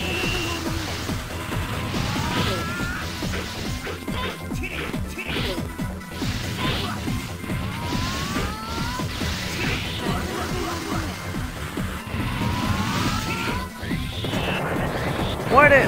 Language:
Spanish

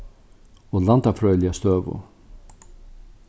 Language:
Faroese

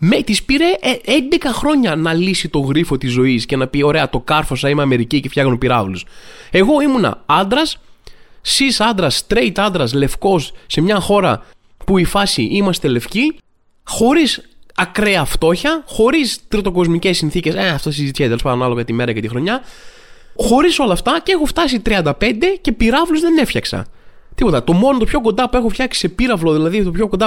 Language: Greek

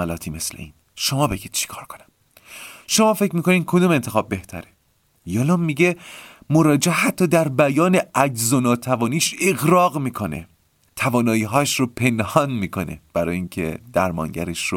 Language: Persian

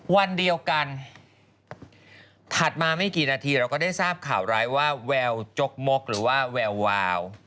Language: Thai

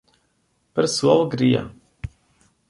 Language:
Portuguese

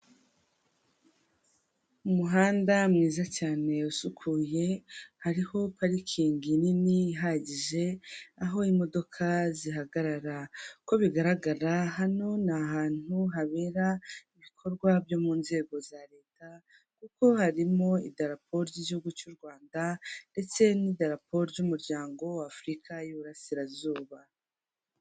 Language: Kinyarwanda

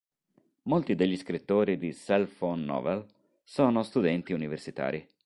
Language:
Italian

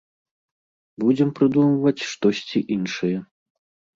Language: Belarusian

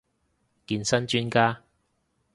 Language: Cantonese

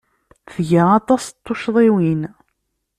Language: Kabyle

